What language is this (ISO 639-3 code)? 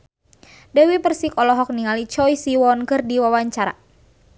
sun